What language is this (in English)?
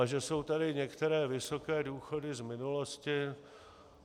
Czech